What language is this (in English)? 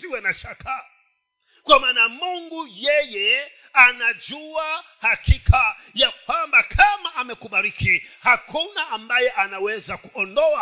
Swahili